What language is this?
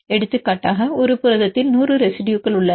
Tamil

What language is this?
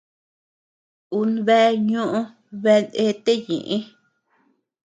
Tepeuxila Cuicatec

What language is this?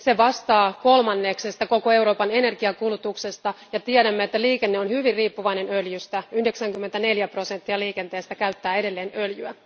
Finnish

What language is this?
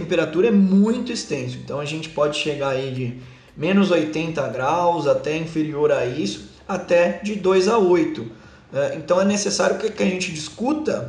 Portuguese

